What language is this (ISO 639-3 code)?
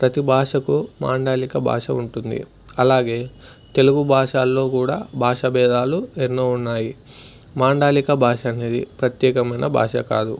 tel